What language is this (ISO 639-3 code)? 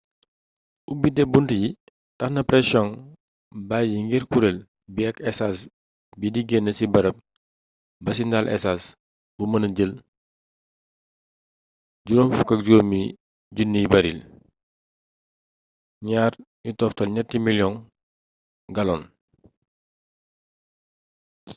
wol